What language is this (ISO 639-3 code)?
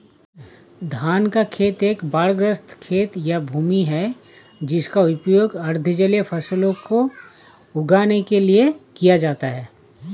hin